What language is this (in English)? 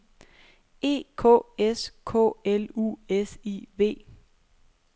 Danish